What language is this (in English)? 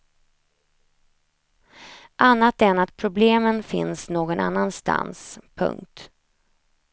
Swedish